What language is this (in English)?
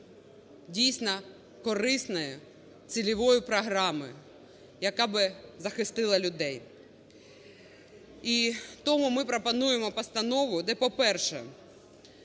Ukrainian